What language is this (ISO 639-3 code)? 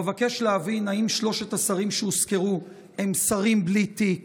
heb